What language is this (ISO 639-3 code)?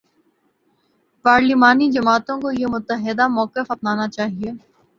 urd